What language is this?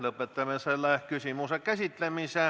Estonian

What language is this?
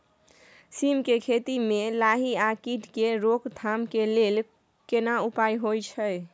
Maithili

